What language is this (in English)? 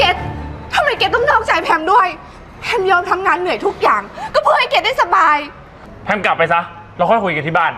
Thai